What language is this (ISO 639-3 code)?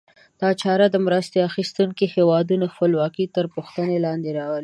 pus